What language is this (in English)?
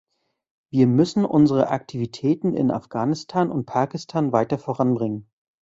German